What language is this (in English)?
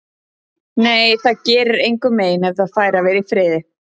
Icelandic